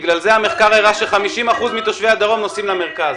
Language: Hebrew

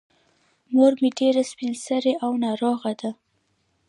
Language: Pashto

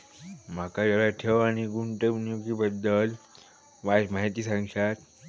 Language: Marathi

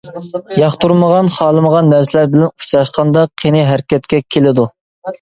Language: Uyghur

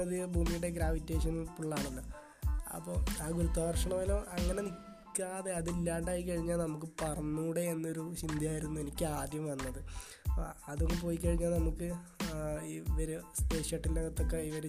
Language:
Malayalam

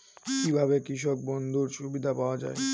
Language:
Bangla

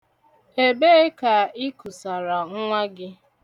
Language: Igbo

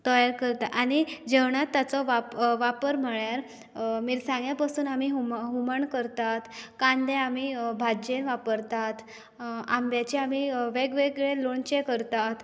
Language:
Konkani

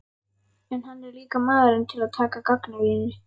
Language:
Icelandic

